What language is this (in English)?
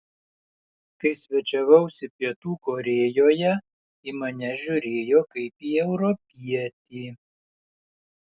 Lithuanian